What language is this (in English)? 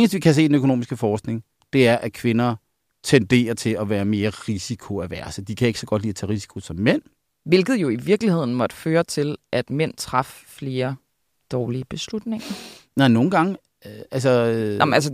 Danish